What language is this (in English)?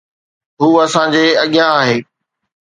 Sindhi